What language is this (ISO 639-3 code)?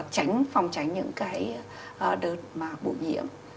vie